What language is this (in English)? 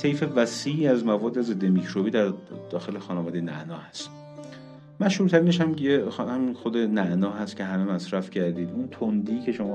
Persian